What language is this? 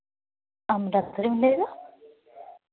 Santali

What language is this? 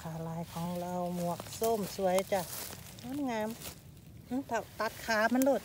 Thai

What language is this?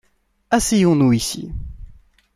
French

